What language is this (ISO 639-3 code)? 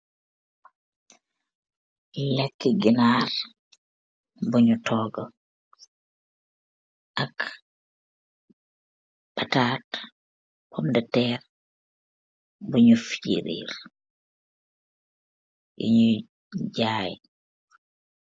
wol